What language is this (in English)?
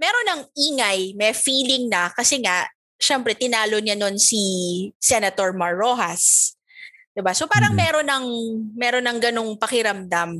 Filipino